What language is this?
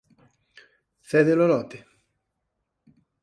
Galician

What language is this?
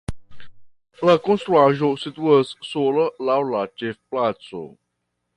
Esperanto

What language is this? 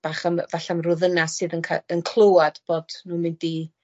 Welsh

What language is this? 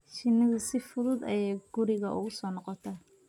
Somali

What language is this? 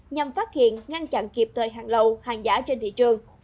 Vietnamese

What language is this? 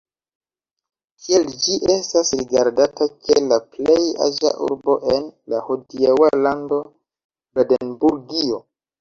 Esperanto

